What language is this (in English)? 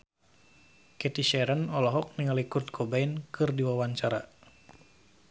Sundanese